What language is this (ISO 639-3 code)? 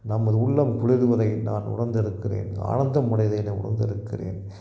tam